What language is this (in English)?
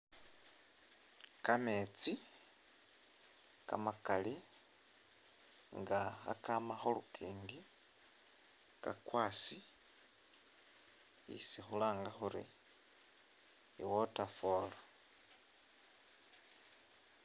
Masaaba